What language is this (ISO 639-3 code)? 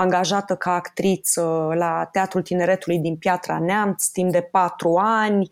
ron